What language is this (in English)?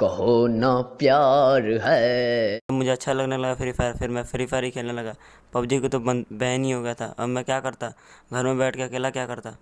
Hindi